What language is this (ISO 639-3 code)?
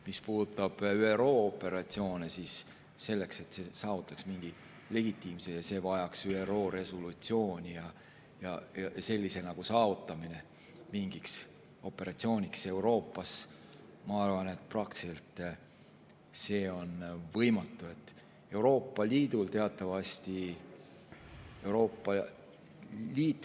est